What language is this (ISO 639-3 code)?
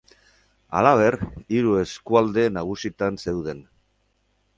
eus